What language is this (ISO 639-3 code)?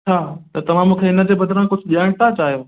snd